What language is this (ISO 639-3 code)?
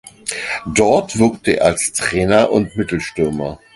deu